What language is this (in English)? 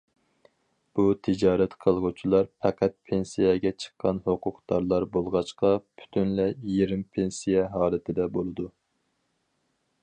Uyghur